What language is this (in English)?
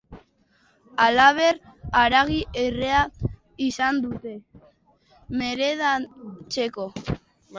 Basque